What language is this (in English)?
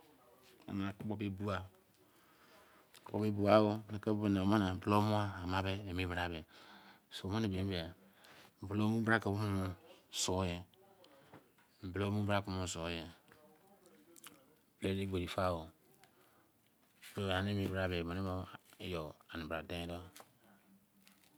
Izon